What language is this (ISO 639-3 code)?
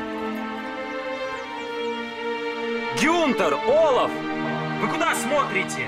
rus